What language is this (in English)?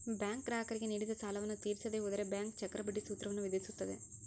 Kannada